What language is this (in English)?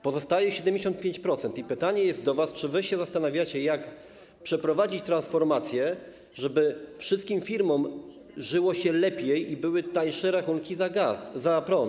Polish